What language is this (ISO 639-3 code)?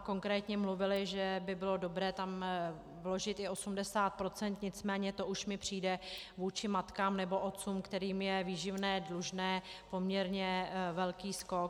ces